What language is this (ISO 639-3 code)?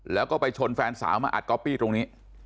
tha